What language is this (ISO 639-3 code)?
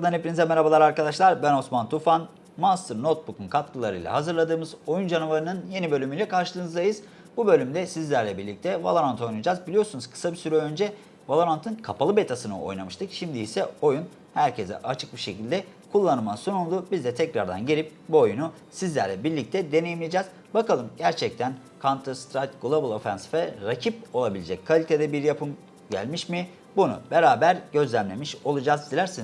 tur